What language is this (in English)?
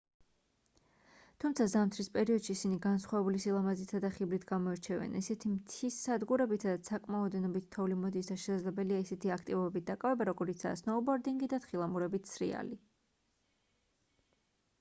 Georgian